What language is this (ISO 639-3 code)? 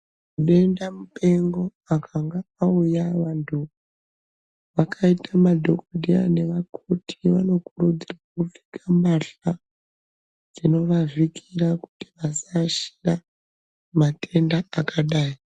ndc